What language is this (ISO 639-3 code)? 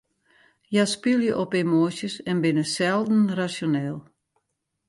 fry